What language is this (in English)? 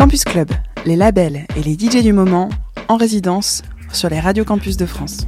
French